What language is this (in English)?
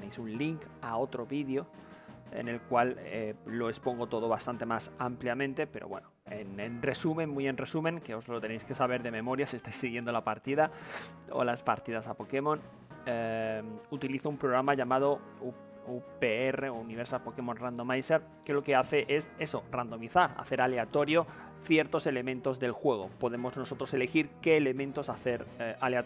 Spanish